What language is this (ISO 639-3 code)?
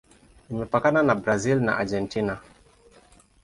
swa